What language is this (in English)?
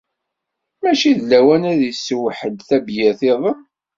Kabyle